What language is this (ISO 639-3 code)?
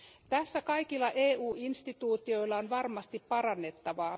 fin